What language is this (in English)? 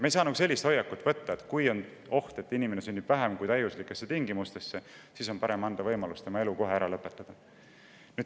Estonian